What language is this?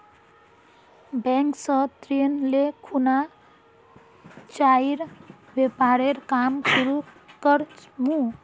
Magahi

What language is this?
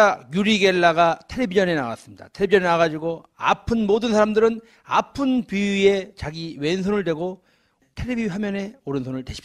Korean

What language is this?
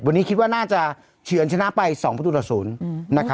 Thai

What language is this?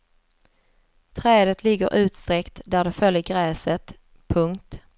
Swedish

